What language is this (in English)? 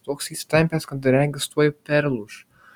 Lithuanian